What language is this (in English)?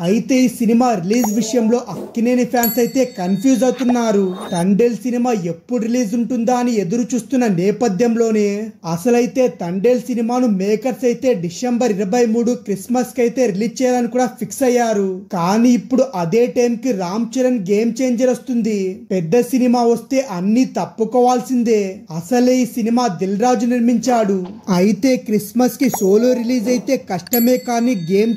Telugu